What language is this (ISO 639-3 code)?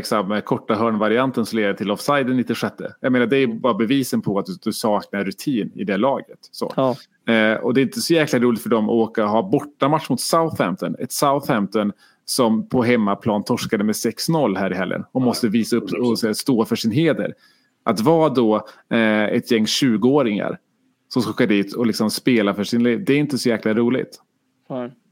swe